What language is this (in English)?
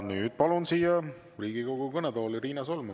Estonian